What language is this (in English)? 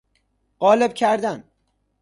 Persian